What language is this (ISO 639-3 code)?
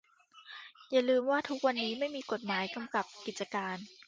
tha